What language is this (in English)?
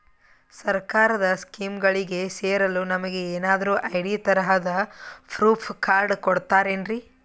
Kannada